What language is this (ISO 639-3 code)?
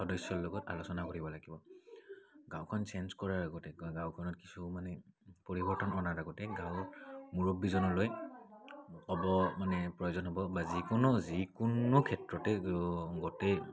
asm